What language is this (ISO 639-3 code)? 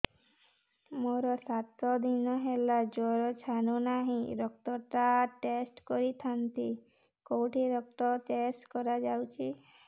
ori